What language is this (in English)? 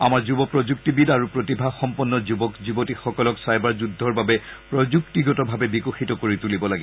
Assamese